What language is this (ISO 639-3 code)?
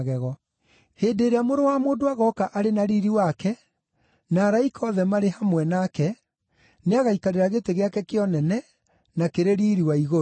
kik